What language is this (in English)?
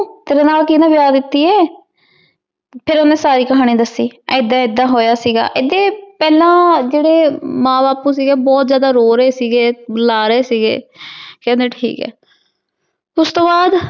Punjabi